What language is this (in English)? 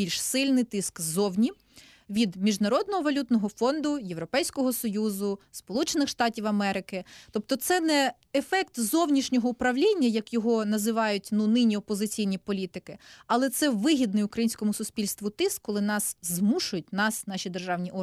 Ukrainian